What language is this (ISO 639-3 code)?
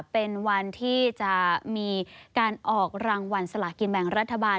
tha